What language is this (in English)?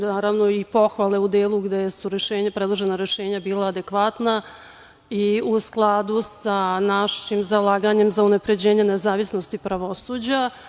Serbian